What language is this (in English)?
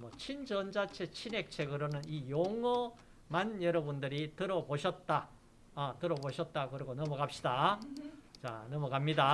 Korean